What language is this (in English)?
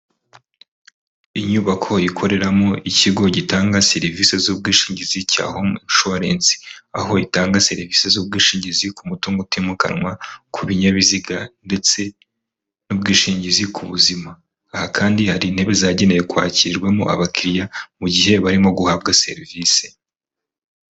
Kinyarwanda